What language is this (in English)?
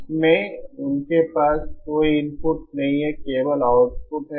Hindi